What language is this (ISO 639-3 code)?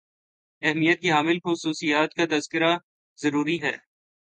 urd